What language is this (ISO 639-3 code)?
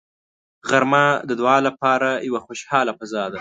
pus